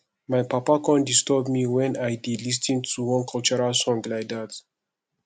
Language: Nigerian Pidgin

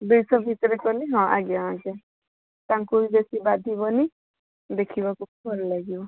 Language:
Odia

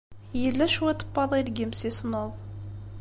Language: Kabyle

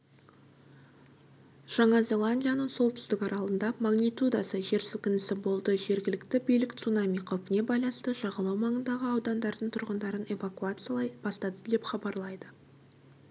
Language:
Kazakh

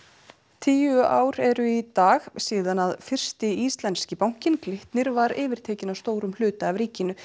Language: Icelandic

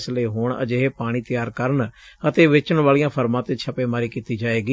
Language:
Punjabi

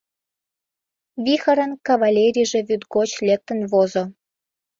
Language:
Mari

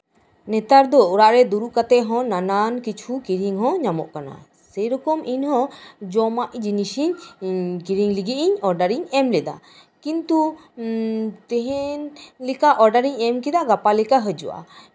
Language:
Santali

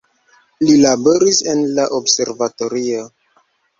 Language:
Esperanto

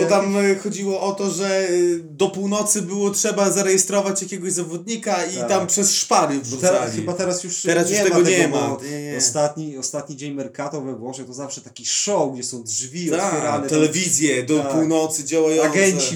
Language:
Polish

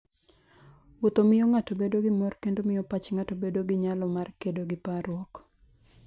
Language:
Luo (Kenya and Tanzania)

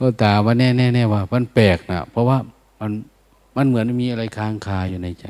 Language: Thai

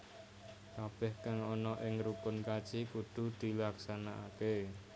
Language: Javanese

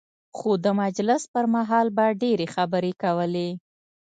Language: Pashto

